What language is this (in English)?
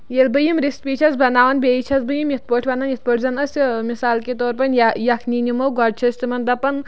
Kashmiri